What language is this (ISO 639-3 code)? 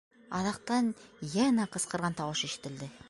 bak